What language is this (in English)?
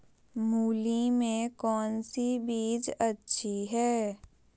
Magahi